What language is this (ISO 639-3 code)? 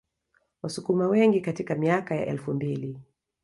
swa